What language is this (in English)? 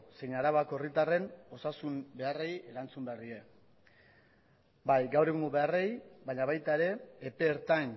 Basque